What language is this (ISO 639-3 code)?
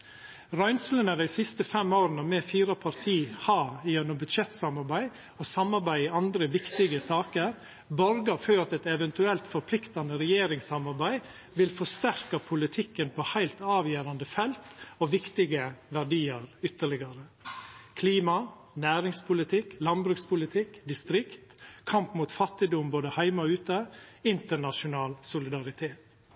nno